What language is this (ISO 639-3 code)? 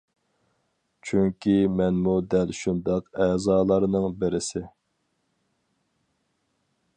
uig